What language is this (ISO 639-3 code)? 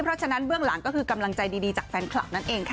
tha